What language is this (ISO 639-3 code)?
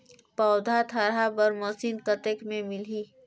hne